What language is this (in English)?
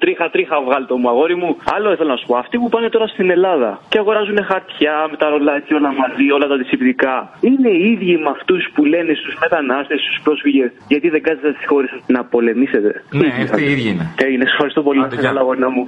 Greek